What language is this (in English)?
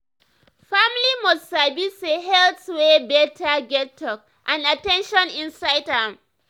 Nigerian Pidgin